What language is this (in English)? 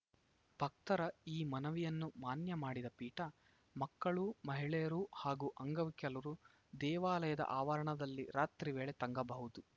Kannada